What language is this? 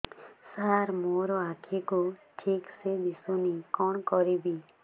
Odia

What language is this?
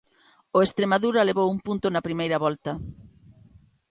Galician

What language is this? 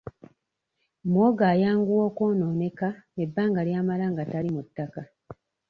Ganda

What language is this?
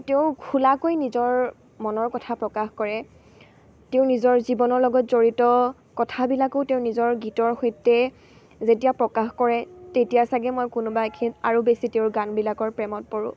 Assamese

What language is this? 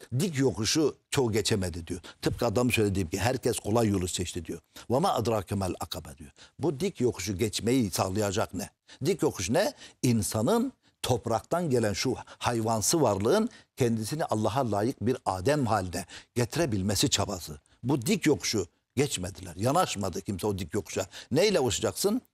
Turkish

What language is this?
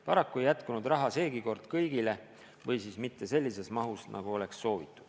Estonian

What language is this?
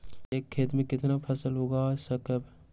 Magahi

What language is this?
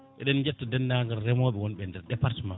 Fula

